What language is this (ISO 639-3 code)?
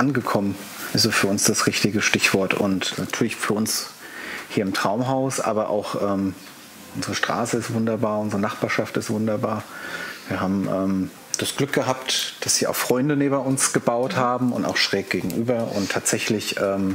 deu